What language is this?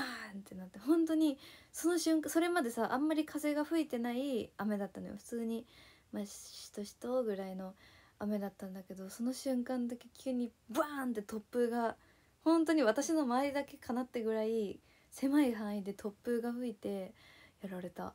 Japanese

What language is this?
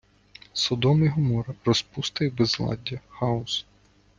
Ukrainian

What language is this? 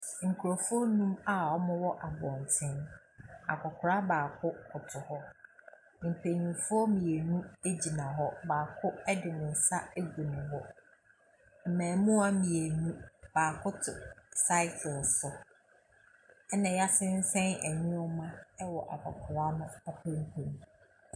Akan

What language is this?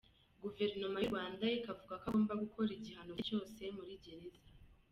Kinyarwanda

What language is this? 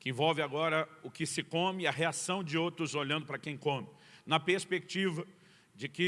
Portuguese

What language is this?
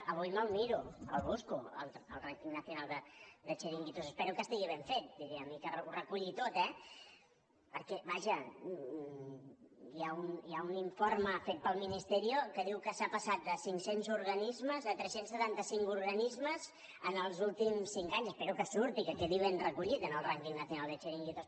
Catalan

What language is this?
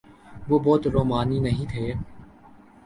Urdu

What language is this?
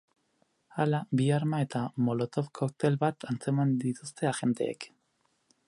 Basque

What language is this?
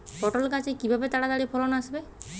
Bangla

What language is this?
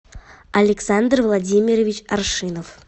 Russian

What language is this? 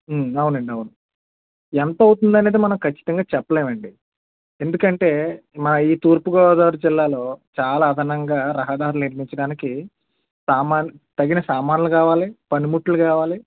Telugu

